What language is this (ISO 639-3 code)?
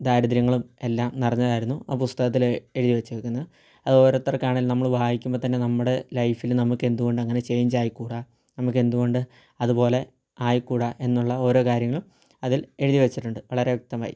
mal